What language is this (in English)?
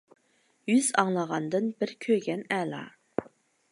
Uyghur